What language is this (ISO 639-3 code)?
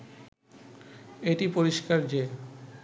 ben